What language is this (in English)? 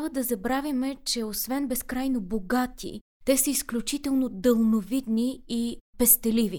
Bulgarian